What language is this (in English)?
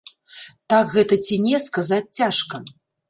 Belarusian